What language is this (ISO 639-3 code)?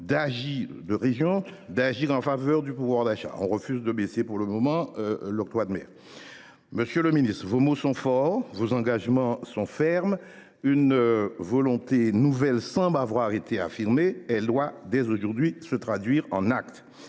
fra